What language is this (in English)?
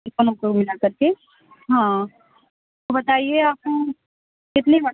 Urdu